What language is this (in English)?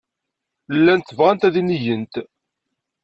Kabyle